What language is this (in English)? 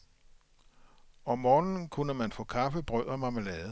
Danish